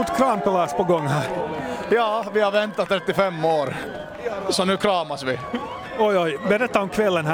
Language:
Swedish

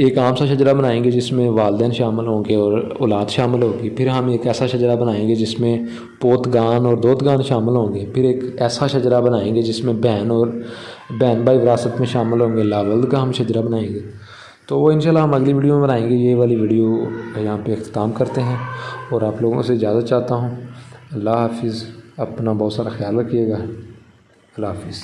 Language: Urdu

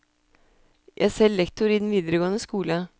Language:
Norwegian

